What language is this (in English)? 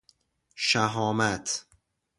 Persian